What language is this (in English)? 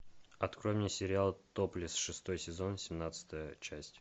Russian